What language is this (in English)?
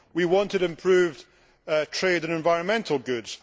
English